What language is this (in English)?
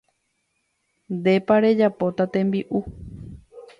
Guarani